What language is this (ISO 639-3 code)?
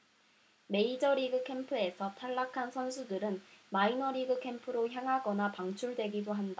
kor